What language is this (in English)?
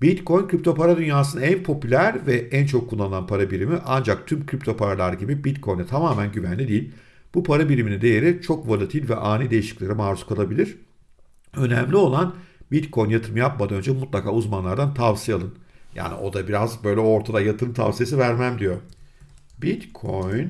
Turkish